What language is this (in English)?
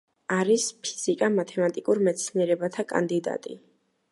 Georgian